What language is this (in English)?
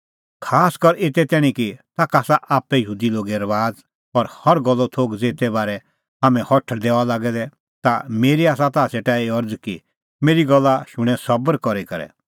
Kullu Pahari